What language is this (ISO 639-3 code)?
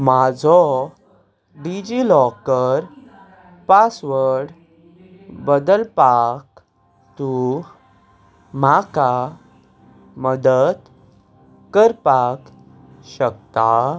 kok